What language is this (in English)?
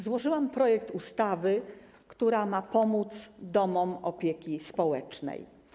Polish